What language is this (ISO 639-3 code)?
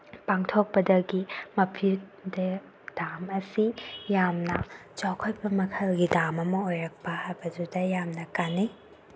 mni